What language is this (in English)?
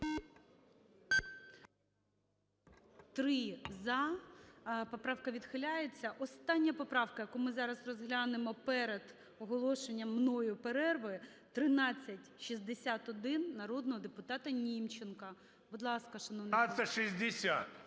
Ukrainian